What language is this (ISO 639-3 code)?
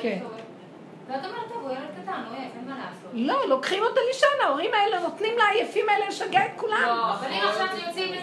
heb